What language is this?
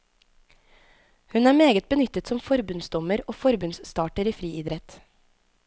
Norwegian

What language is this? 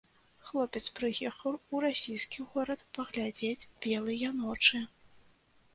Belarusian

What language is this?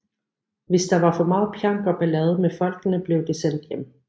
Danish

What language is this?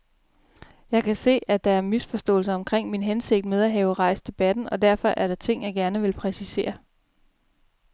Danish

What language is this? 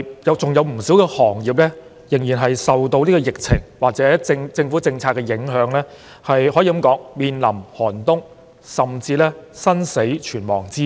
Cantonese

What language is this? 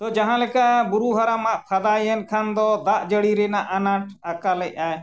Santali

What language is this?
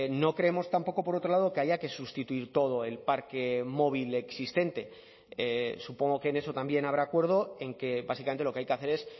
Spanish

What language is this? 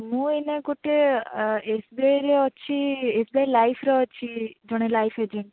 Odia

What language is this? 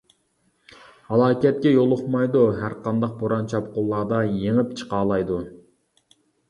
Uyghur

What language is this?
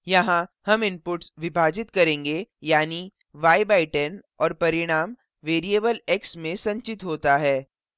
Hindi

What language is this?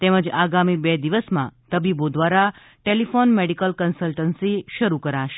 Gujarati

